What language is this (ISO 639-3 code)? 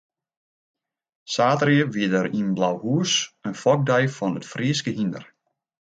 fry